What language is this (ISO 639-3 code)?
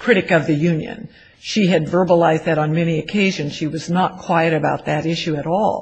eng